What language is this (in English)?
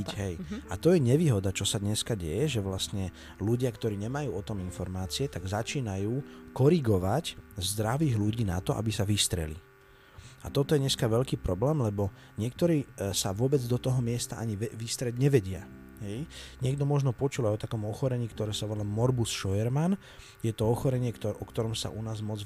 Slovak